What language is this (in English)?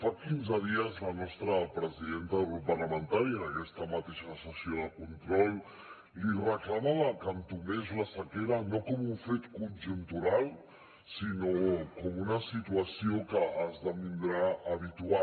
Catalan